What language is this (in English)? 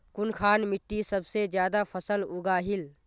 Magahi